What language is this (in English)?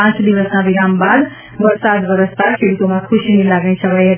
Gujarati